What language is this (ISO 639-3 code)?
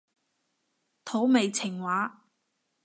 yue